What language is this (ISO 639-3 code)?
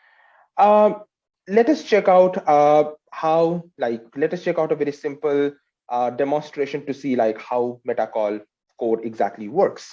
eng